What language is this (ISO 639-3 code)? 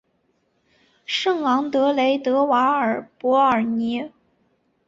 zho